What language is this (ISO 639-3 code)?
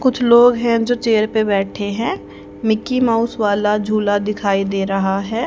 hin